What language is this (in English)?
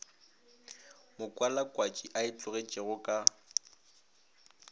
Northern Sotho